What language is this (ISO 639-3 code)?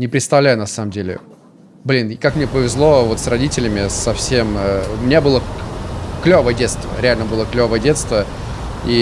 rus